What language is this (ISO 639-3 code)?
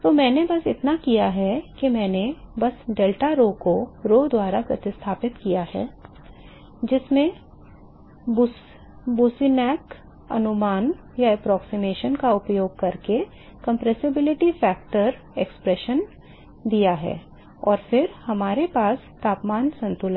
hin